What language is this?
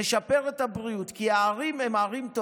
Hebrew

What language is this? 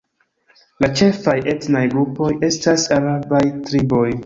Esperanto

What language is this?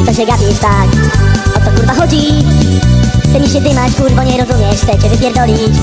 Polish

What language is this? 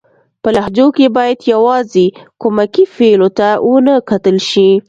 Pashto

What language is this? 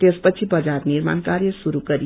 Nepali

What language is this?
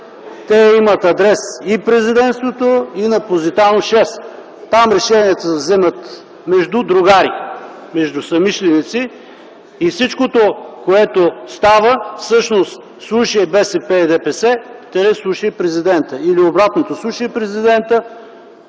Bulgarian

